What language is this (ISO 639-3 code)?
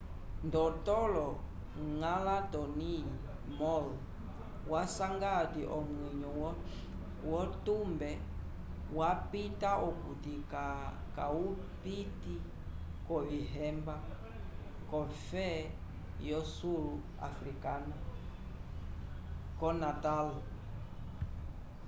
umb